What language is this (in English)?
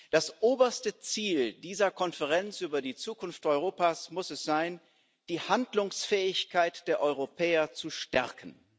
German